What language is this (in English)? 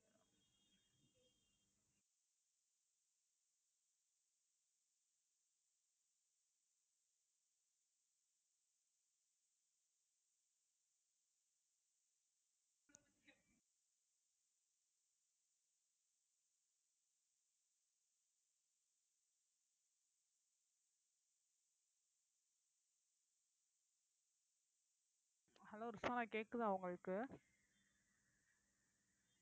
Tamil